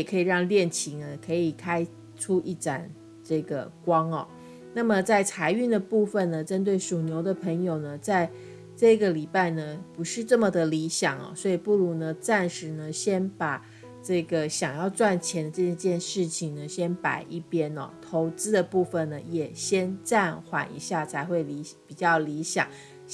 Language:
Chinese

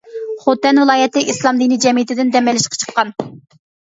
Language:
Uyghur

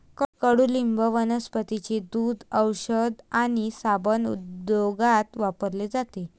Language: Marathi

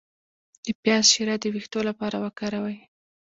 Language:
Pashto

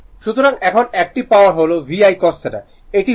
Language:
Bangla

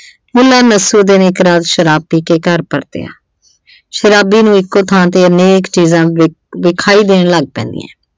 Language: Punjabi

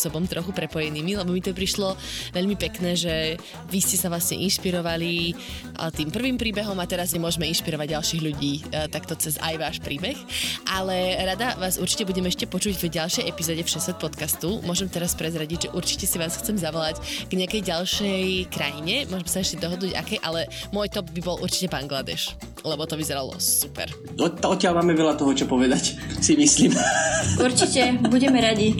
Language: Slovak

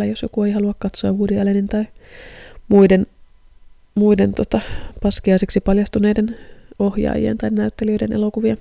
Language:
Finnish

